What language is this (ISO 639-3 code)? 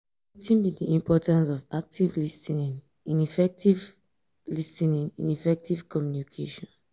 pcm